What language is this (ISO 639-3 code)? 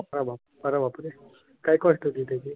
mar